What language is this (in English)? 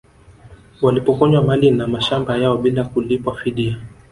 Swahili